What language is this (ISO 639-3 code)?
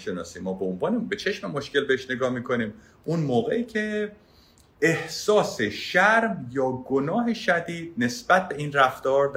fas